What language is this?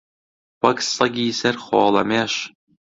Central Kurdish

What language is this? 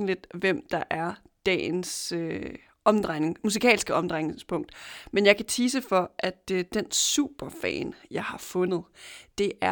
Danish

